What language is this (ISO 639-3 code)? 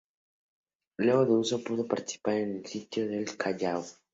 spa